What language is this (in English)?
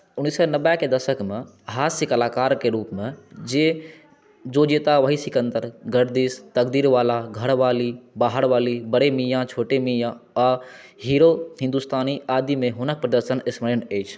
Maithili